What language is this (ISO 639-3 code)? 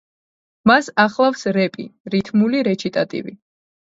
kat